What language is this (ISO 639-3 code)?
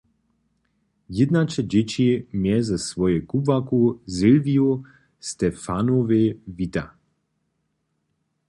hsb